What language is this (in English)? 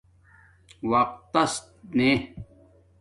Domaaki